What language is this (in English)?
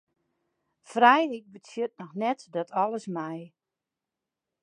Western Frisian